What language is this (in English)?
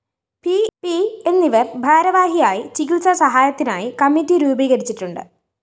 Malayalam